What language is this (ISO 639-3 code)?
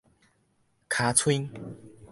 nan